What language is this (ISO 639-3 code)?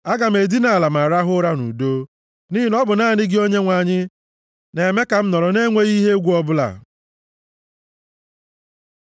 ibo